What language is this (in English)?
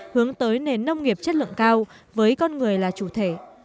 Vietnamese